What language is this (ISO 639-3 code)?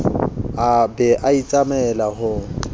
sot